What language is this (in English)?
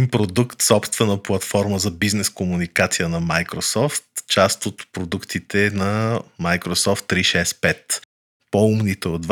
Bulgarian